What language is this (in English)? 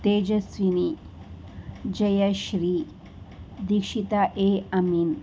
Kannada